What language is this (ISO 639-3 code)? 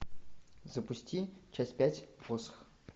rus